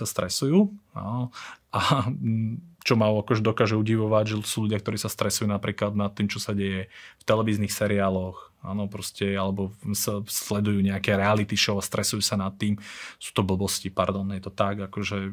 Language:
Slovak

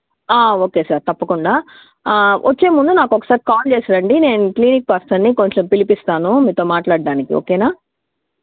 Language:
Telugu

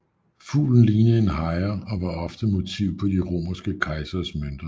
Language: Danish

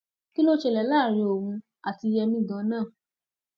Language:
Yoruba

